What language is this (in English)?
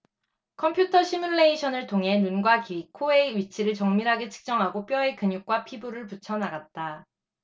Korean